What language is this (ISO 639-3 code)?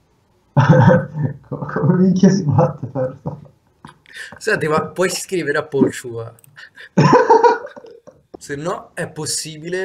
ita